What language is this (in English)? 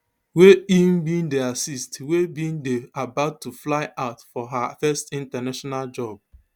Nigerian Pidgin